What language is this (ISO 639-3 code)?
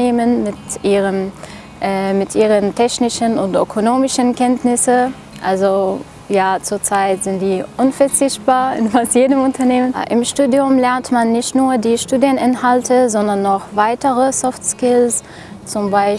deu